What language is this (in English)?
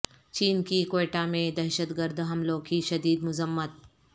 Urdu